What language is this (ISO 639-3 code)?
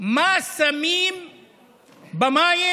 heb